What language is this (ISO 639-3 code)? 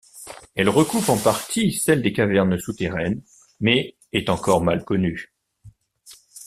fra